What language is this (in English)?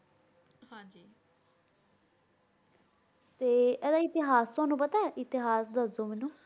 Punjabi